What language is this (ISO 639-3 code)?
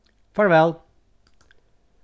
fao